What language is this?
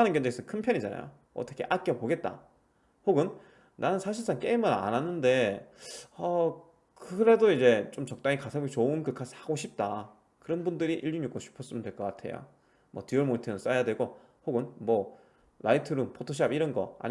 Korean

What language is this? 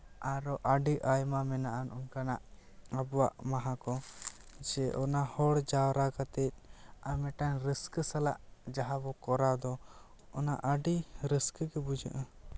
Santali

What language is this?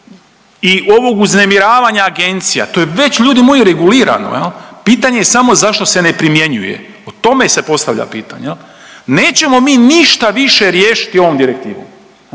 Croatian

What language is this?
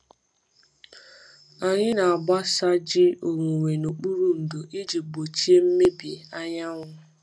Igbo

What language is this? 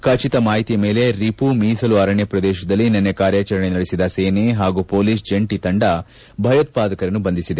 Kannada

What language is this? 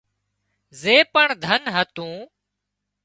Wadiyara Koli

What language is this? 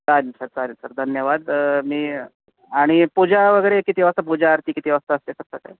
Marathi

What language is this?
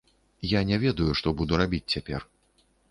Belarusian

